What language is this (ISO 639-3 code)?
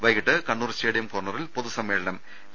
mal